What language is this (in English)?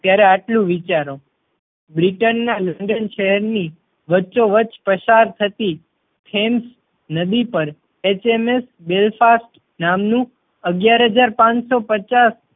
Gujarati